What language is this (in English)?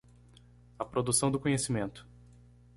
Portuguese